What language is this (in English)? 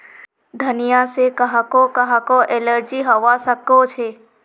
Magahi